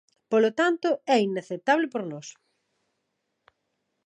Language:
Galician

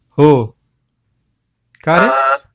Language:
Marathi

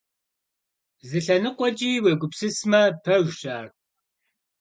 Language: Kabardian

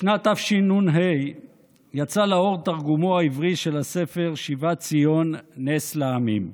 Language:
Hebrew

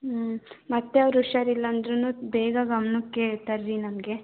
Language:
Kannada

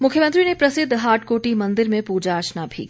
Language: Hindi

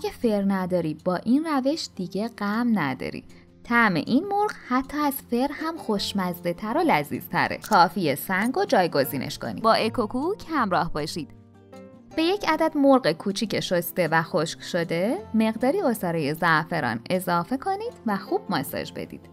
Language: Persian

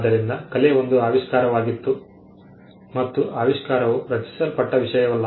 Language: Kannada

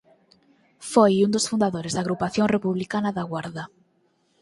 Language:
Galician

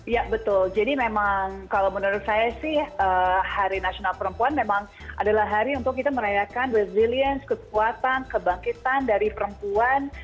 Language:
Indonesian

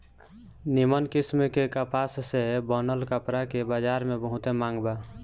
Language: Bhojpuri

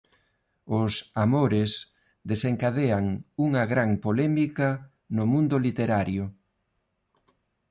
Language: Galician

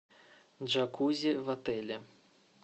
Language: Russian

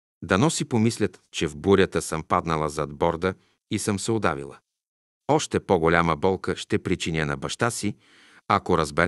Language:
Bulgarian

